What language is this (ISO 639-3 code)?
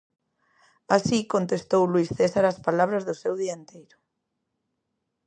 glg